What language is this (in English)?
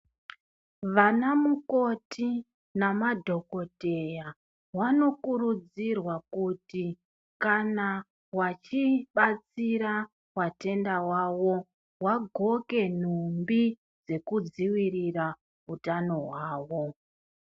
Ndau